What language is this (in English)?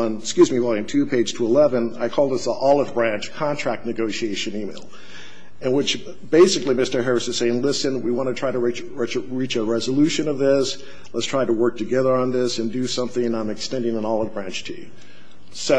English